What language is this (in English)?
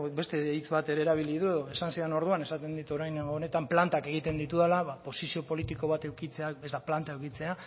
Basque